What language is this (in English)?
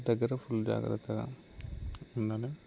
Telugu